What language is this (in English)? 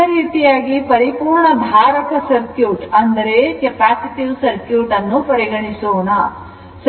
Kannada